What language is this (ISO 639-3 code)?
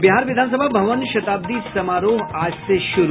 hin